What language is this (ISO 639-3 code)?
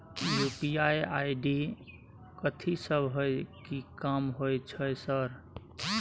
mai